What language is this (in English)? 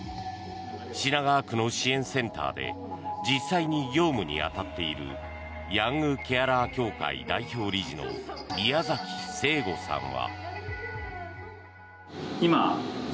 Japanese